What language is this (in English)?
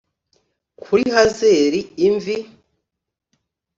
Kinyarwanda